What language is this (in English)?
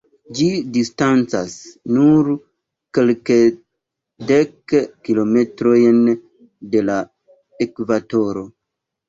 Esperanto